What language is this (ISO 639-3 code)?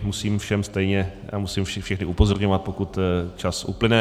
ces